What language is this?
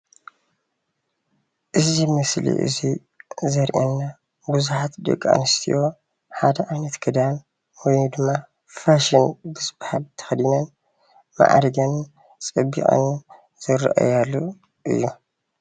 Tigrinya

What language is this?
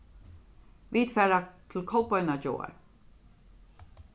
Faroese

